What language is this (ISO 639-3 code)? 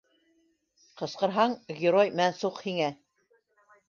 bak